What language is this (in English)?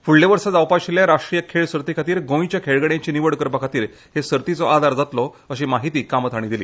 Konkani